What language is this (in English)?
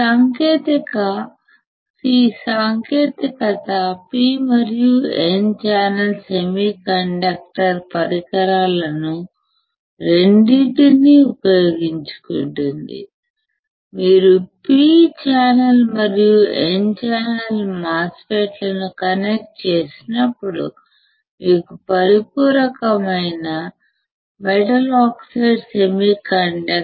Telugu